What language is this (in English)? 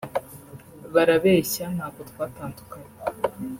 Kinyarwanda